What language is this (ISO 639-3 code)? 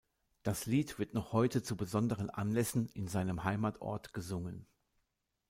deu